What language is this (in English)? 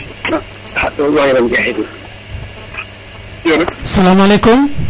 Serer